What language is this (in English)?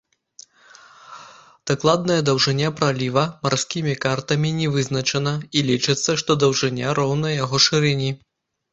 Belarusian